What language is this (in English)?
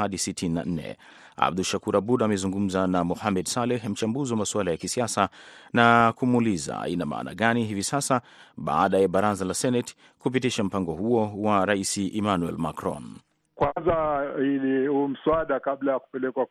Swahili